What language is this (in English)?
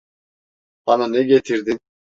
Turkish